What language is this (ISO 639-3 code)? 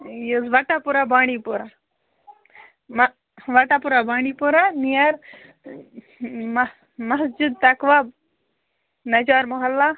kas